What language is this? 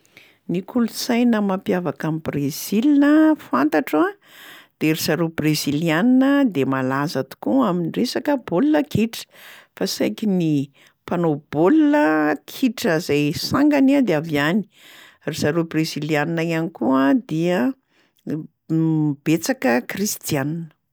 Malagasy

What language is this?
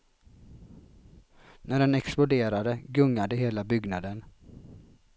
Swedish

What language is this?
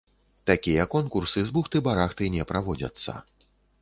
Belarusian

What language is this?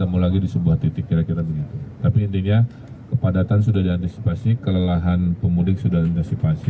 Indonesian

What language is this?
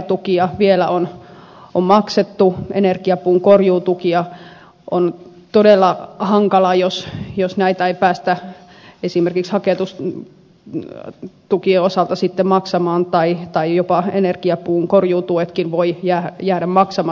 Finnish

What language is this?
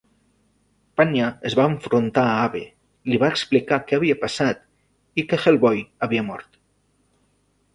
Catalan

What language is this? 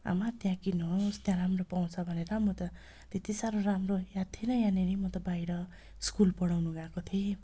Nepali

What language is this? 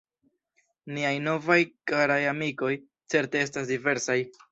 Esperanto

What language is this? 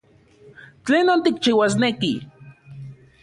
Central Puebla Nahuatl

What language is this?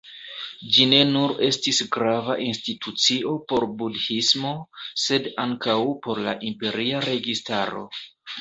Esperanto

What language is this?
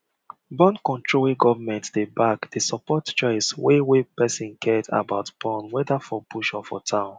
Nigerian Pidgin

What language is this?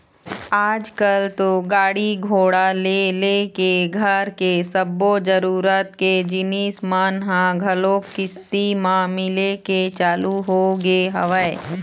Chhattisgarhi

